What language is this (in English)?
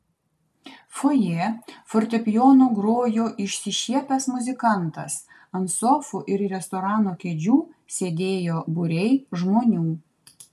Lithuanian